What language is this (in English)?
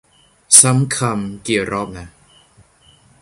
Thai